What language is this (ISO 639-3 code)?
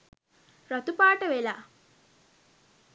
sin